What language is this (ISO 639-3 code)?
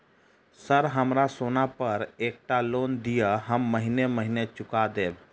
mai